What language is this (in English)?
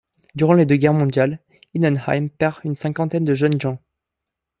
French